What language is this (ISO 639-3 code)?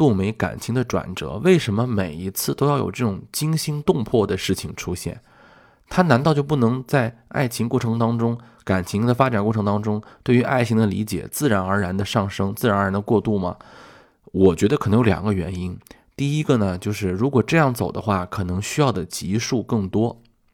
zho